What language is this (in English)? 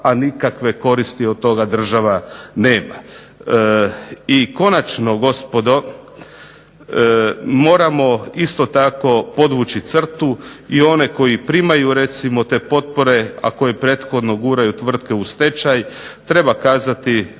Croatian